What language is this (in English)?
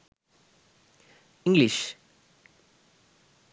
Sinhala